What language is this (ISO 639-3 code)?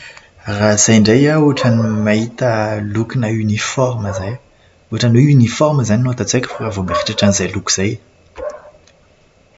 mlg